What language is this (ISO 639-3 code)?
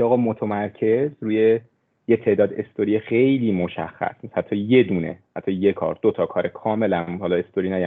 fas